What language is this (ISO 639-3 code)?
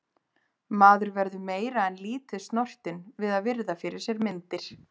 isl